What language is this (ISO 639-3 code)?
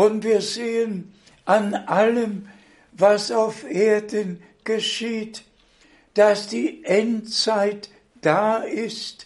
deu